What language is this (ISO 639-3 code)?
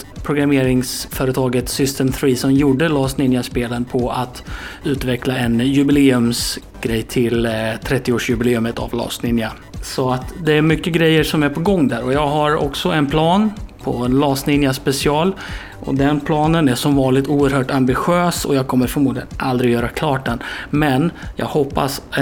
swe